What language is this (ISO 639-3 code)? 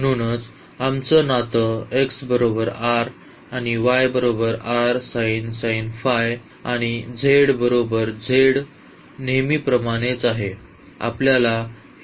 mar